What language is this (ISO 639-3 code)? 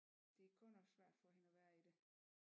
dan